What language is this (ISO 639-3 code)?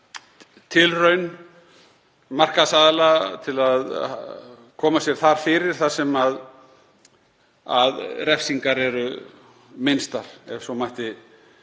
isl